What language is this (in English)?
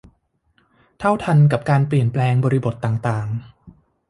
Thai